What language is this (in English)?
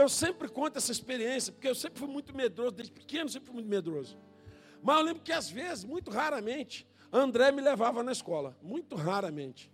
Portuguese